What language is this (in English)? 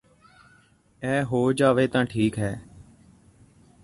Punjabi